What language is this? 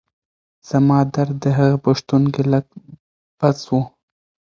Pashto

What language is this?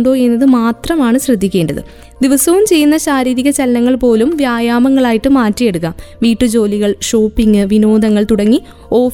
Malayalam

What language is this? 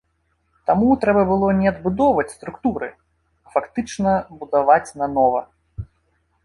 Belarusian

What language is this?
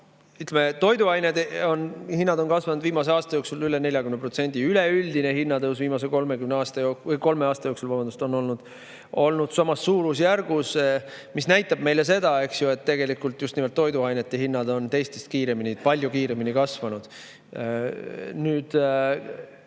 Estonian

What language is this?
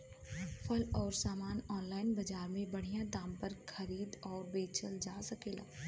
Bhojpuri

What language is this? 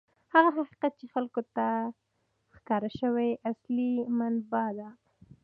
Pashto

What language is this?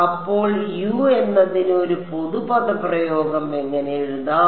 Malayalam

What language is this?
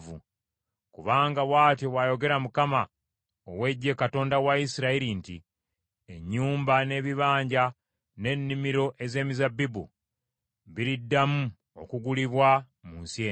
Ganda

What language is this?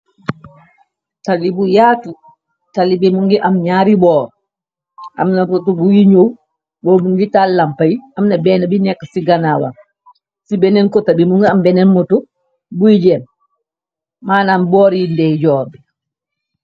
Wolof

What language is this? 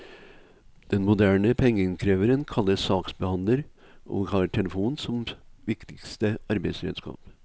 Norwegian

